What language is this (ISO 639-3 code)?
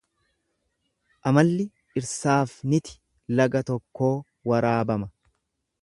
orm